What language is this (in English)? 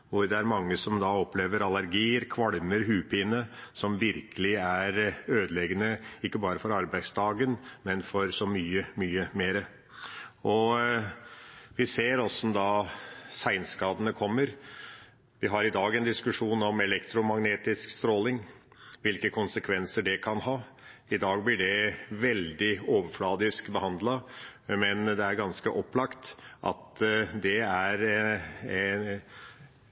Norwegian Bokmål